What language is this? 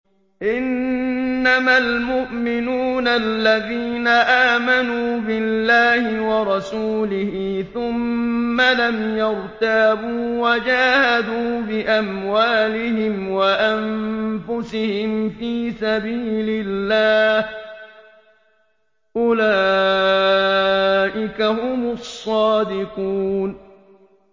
Arabic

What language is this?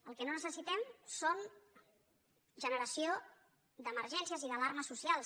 Catalan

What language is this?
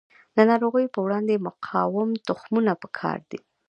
Pashto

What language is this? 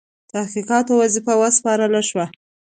Pashto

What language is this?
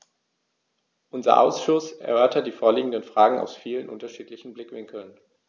German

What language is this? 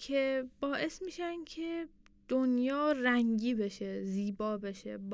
Persian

